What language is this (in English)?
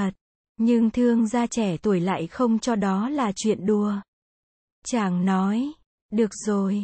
Vietnamese